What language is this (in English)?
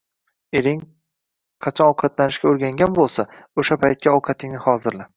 Uzbek